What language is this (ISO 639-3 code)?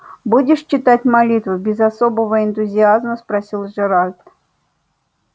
rus